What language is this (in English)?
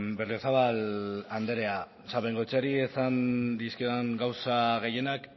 Basque